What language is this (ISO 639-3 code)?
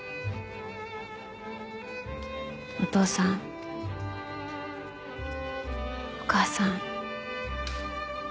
jpn